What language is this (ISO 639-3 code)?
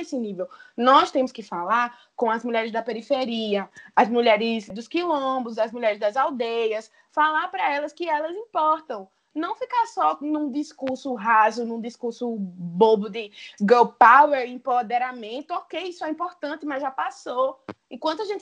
por